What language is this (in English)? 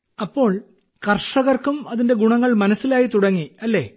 Malayalam